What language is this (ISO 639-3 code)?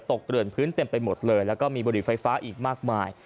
tha